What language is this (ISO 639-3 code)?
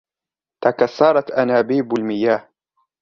ara